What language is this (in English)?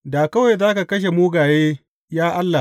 Hausa